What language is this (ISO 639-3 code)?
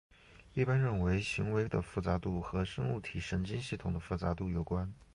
zho